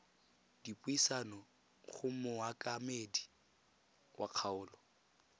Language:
Tswana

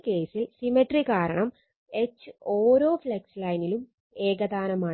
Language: Malayalam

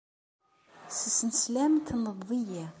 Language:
Kabyle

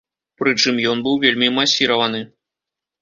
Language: Belarusian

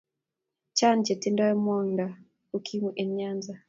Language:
Kalenjin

